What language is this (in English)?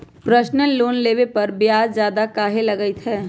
Magahi